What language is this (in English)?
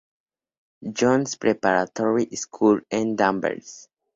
Spanish